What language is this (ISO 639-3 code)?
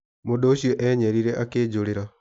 kik